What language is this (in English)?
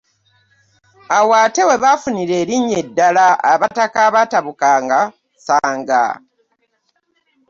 Ganda